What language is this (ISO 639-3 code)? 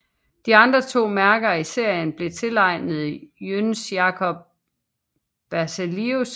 dan